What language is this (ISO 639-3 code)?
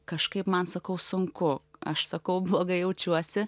lit